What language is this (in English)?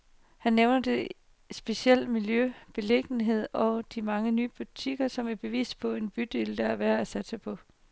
Danish